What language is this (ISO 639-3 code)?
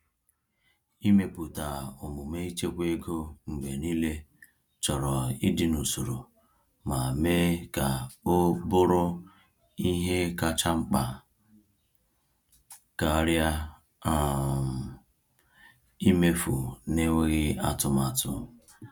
ibo